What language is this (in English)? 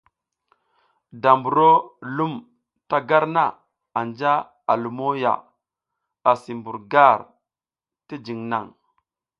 South Giziga